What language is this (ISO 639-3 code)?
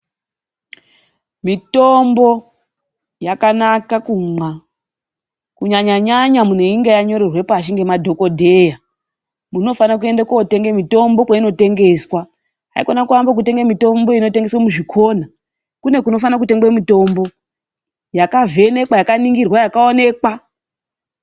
ndc